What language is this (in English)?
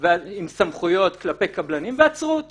Hebrew